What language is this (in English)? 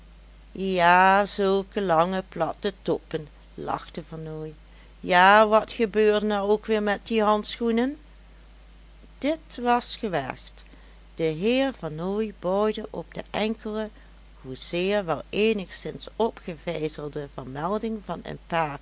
Dutch